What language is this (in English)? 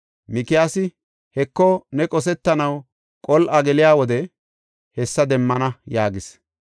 Gofa